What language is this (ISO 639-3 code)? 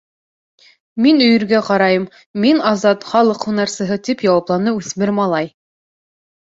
bak